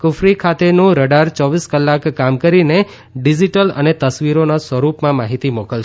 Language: Gujarati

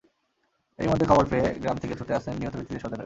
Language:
Bangla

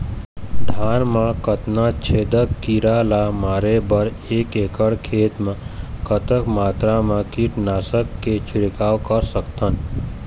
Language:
Chhattisgarhi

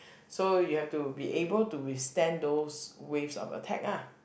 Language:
English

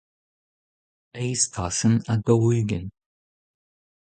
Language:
Breton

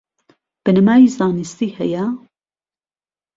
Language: Central Kurdish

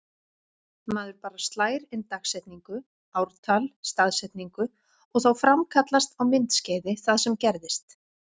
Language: Icelandic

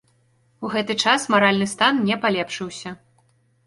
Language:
Belarusian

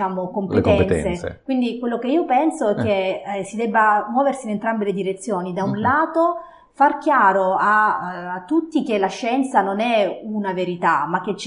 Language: Italian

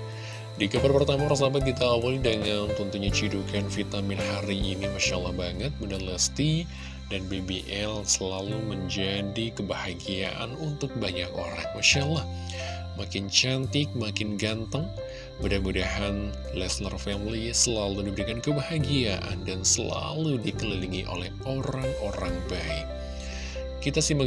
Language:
Indonesian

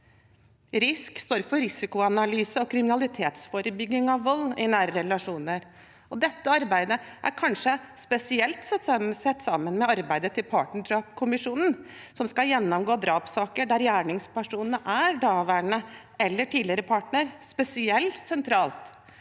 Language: Norwegian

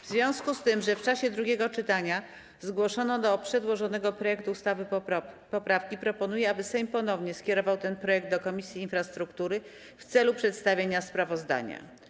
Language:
Polish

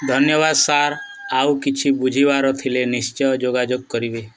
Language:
Odia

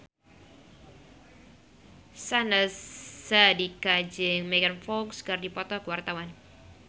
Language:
Sundanese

